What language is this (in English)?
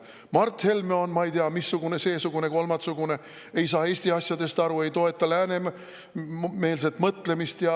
Estonian